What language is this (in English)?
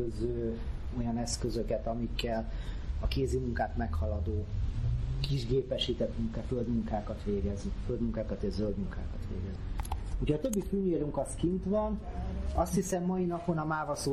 Hungarian